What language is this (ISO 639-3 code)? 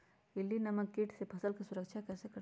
mag